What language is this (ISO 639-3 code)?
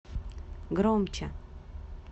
rus